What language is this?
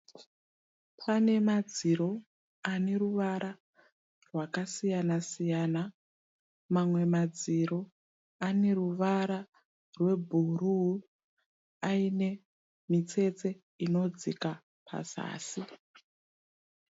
Shona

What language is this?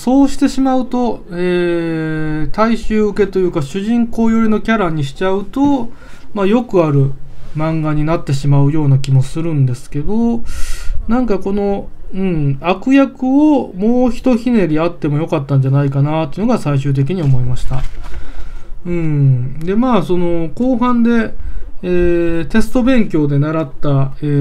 Japanese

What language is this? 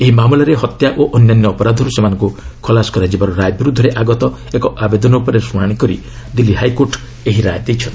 Odia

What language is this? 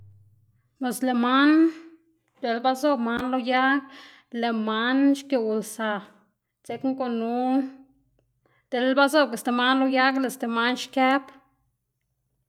Xanaguía Zapotec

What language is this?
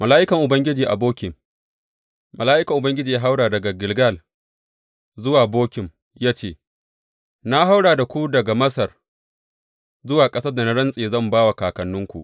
Hausa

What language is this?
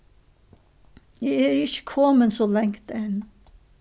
Faroese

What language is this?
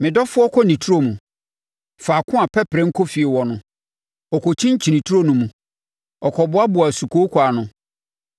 Akan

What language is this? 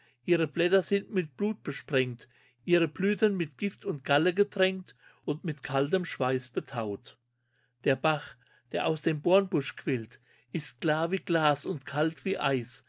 German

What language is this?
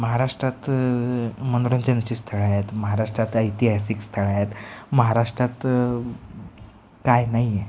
Marathi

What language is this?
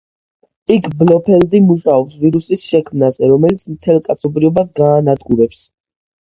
Georgian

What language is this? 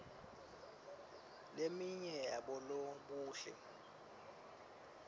Swati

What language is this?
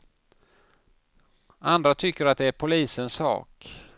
Swedish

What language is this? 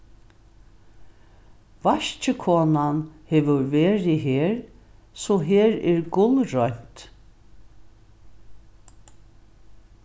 Faroese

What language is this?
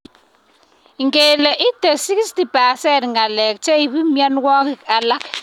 Kalenjin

